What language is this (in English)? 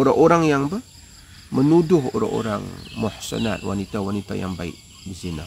Malay